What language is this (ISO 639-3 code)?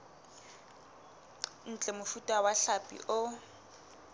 sot